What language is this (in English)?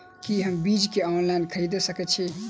Maithili